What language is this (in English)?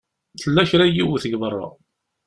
Kabyle